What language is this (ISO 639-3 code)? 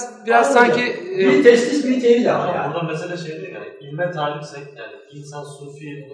tur